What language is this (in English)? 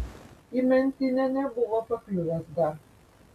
Lithuanian